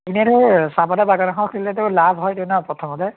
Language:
Assamese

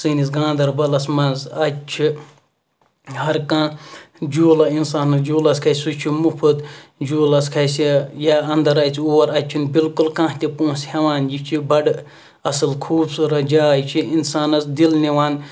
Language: Kashmiri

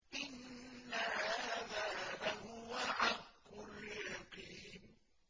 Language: Arabic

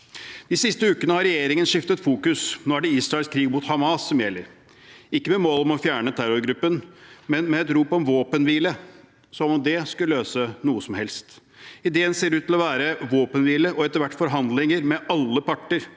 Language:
Norwegian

